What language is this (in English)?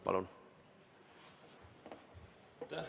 Estonian